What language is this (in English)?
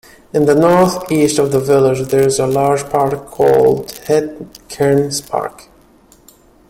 English